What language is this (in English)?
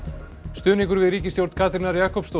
Icelandic